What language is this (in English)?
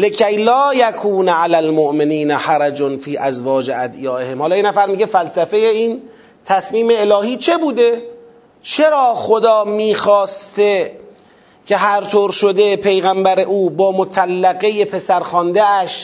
Persian